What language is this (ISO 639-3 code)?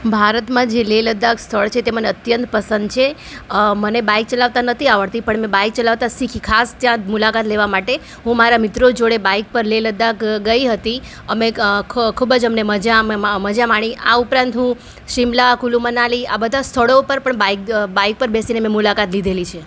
guj